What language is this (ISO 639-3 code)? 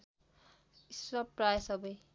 nep